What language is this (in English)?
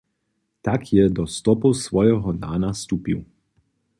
Upper Sorbian